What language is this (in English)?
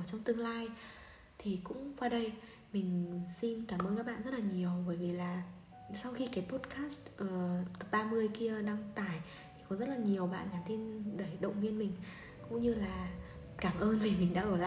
Vietnamese